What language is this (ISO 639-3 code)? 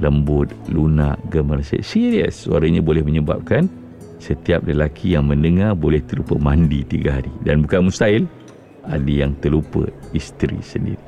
msa